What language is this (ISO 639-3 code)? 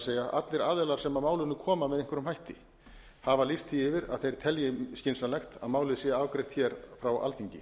isl